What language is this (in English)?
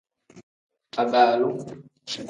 Tem